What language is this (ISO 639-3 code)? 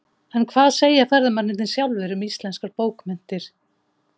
isl